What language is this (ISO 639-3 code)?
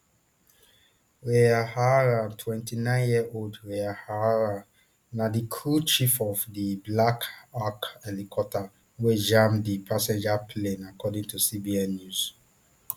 pcm